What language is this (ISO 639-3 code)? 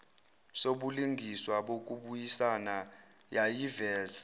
zul